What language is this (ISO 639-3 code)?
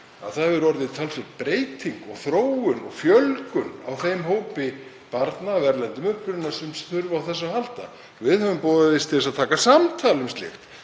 isl